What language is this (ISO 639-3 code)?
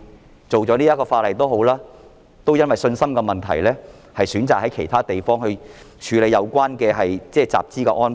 yue